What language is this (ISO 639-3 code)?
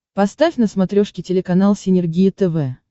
rus